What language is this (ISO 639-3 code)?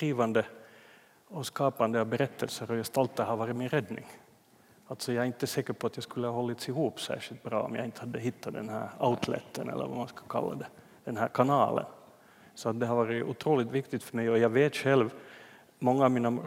swe